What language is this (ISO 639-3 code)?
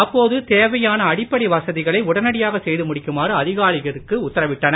tam